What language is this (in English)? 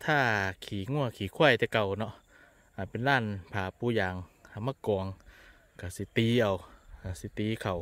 Thai